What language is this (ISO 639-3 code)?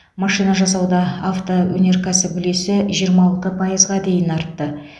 kaz